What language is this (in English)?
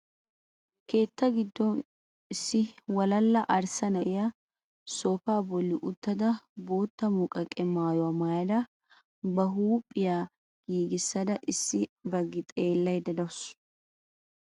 Wolaytta